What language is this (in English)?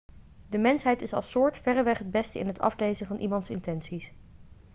Dutch